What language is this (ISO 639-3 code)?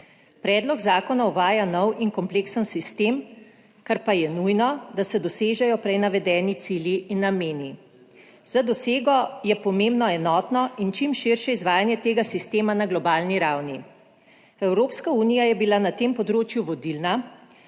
slv